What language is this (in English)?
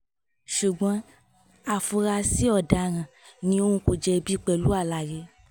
Yoruba